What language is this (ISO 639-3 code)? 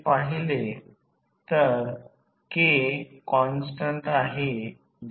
mar